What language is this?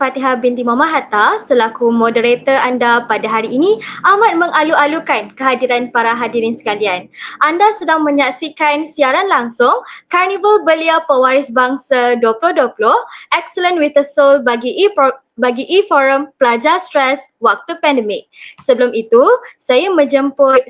Malay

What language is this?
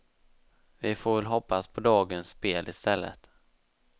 Swedish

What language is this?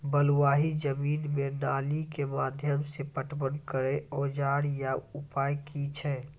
Maithili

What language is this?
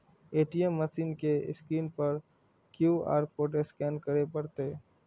Maithili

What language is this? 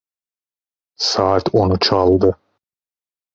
Turkish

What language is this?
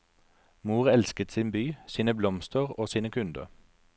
Norwegian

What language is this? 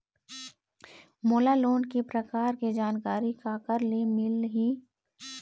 Chhattisgarhi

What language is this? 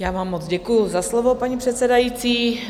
Czech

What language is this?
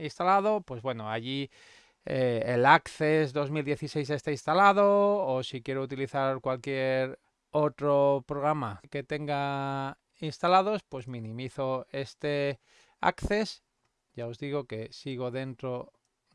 Spanish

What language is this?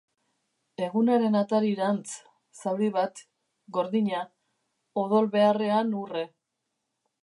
Basque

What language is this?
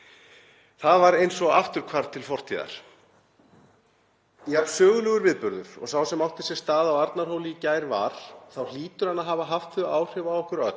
Icelandic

